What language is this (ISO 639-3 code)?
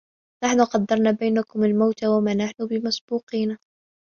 ara